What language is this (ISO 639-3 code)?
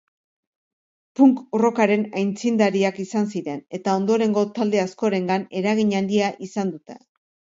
eus